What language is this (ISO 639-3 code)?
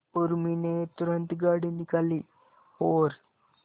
hin